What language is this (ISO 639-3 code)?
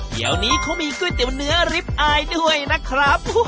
tha